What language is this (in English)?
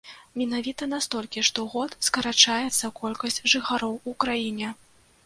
Belarusian